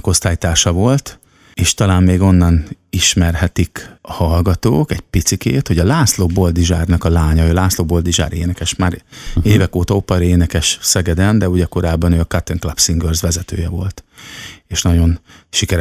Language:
Hungarian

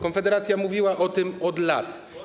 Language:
Polish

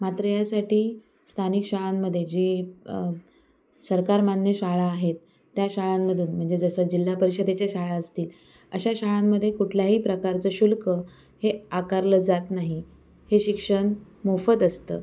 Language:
Marathi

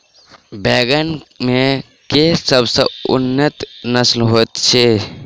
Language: Maithili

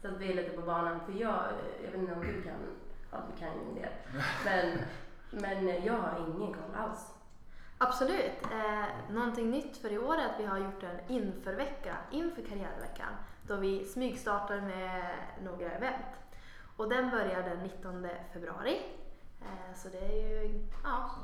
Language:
Swedish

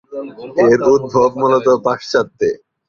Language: Bangla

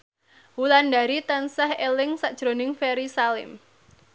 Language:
Javanese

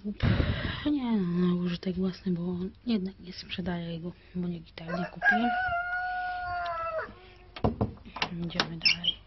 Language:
Polish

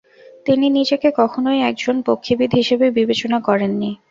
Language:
Bangla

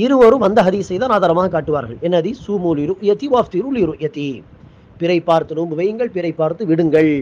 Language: Tamil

